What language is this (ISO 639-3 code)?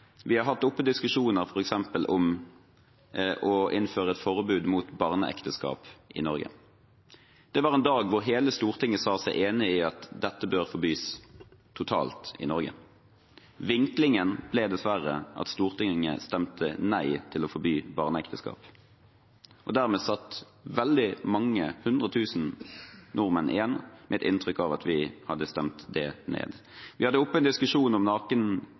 nob